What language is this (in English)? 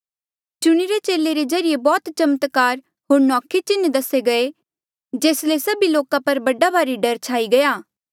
Mandeali